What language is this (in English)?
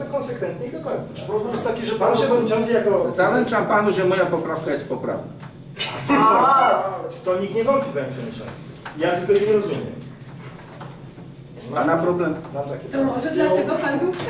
Polish